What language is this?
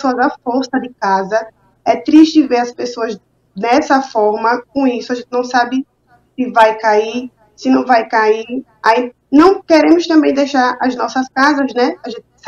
Portuguese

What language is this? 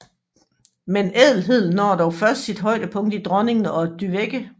Danish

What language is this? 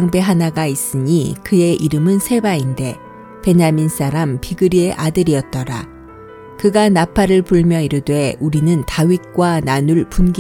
Korean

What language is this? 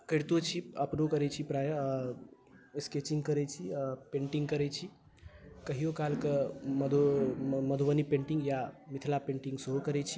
Maithili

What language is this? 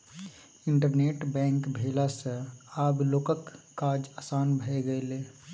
Maithili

